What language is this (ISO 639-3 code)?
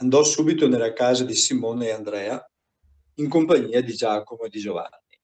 ita